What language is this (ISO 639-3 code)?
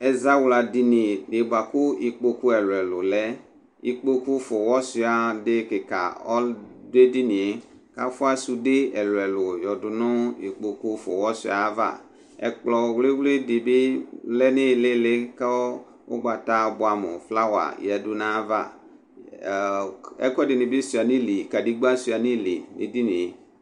kpo